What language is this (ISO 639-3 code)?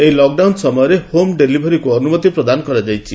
ori